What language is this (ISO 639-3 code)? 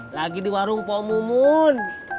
ind